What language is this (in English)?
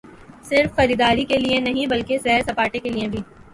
Urdu